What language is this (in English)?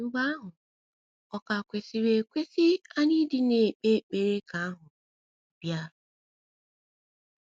Igbo